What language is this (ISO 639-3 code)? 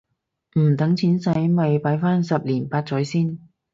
yue